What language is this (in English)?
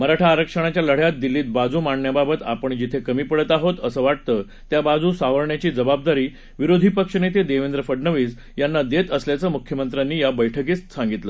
Marathi